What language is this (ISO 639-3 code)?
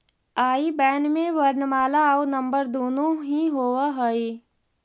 mag